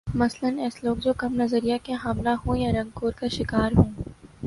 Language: Urdu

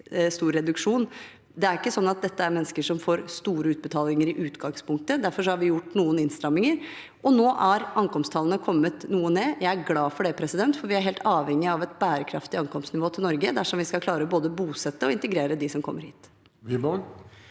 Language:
Norwegian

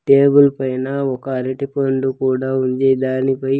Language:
Telugu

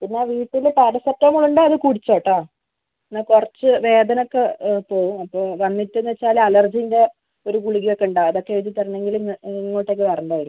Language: Malayalam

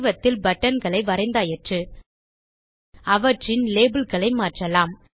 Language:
Tamil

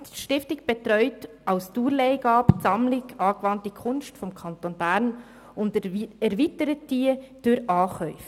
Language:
Swiss German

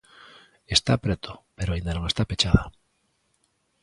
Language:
Galician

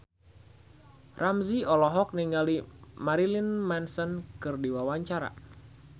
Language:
Sundanese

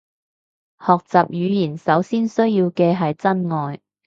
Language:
Cantonese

